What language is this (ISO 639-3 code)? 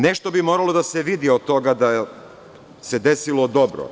srp